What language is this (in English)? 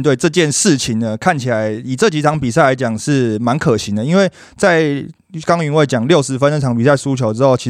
Chinese